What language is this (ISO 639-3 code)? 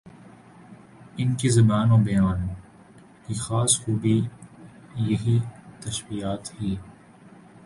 urd